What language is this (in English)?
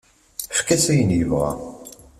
Kabyle